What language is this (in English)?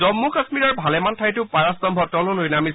Assamese